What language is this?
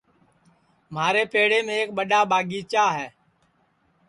Sansi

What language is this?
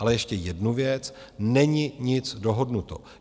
Czech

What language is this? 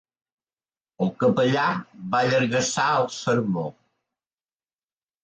Catalan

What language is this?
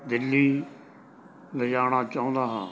Punjabi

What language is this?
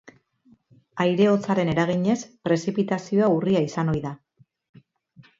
Basque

